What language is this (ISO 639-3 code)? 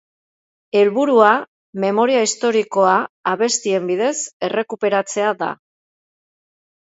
eus